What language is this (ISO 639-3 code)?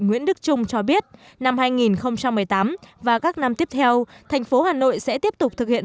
vie